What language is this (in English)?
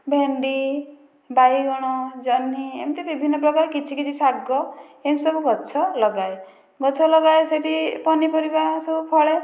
Odia